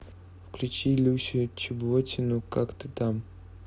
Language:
Russian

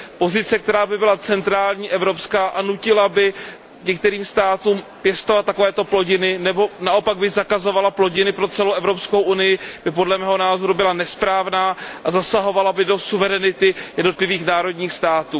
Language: Czech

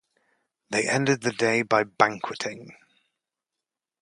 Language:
English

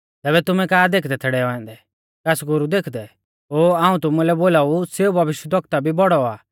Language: Mahasu Pahari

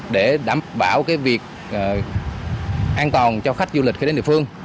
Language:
Vietnamese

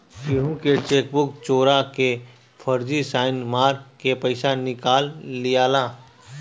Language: Bhojpuri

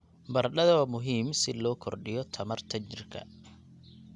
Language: Somali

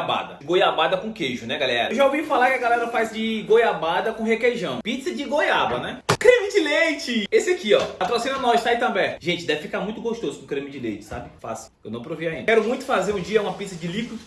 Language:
Portuguese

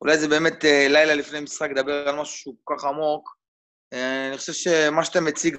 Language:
Hebrew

